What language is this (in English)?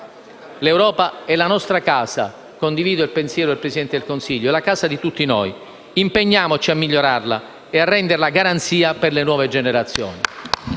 Italian